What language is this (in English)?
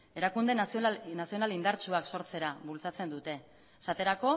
Basque